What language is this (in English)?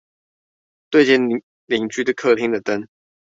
Chinese